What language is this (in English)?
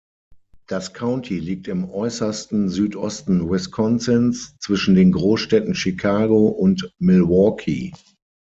German